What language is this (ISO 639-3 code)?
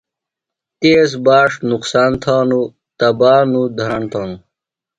phl